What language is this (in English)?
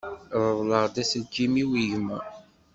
Kabyle